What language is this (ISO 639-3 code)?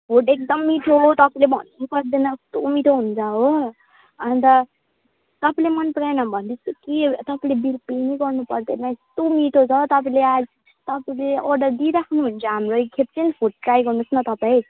nep